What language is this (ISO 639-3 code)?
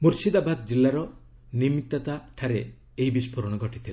ori